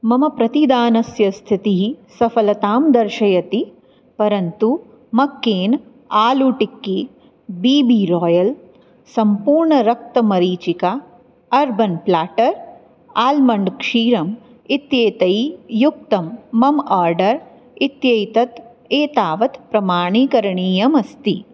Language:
Sanskrit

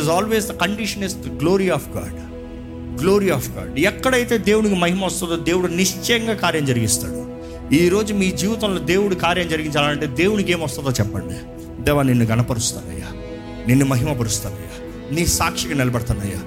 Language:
Telugu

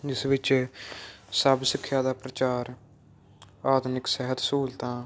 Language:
Punjabi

